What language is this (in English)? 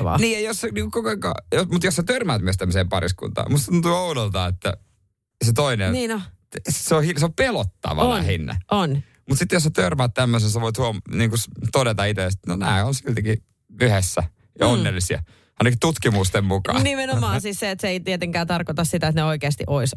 Finnish